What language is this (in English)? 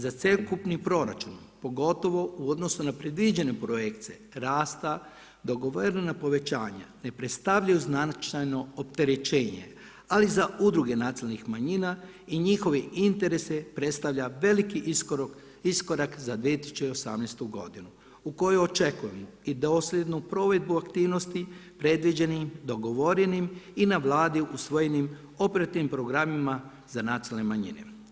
Croatian